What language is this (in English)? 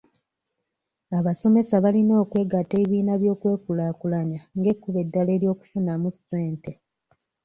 Ganda